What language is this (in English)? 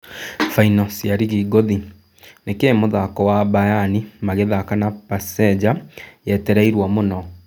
Kikuyu